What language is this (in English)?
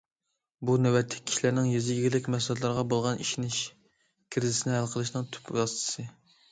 Uyghur